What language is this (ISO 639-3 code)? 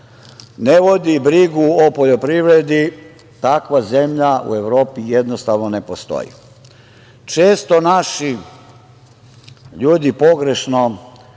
srp